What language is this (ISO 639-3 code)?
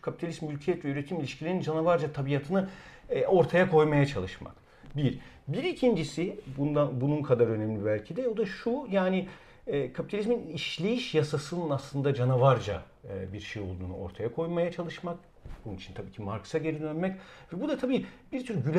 tur